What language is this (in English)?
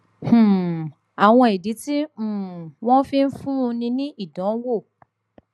Yoruba